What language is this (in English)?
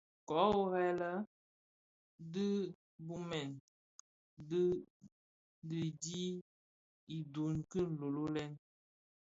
Bafia